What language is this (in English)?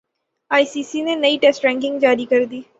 Urdu